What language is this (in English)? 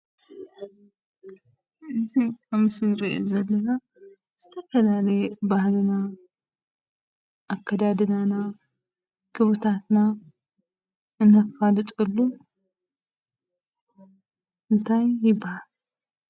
Tigrinya